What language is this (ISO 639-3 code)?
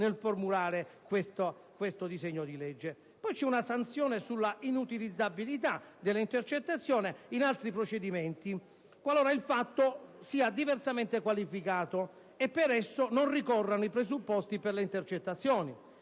ita